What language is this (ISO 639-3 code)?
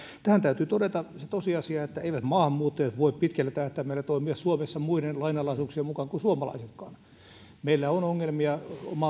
fin